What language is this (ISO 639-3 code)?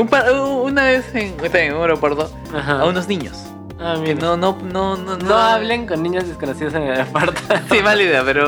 spa